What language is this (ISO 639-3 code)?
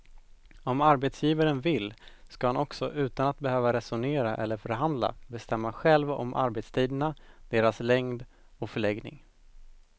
swe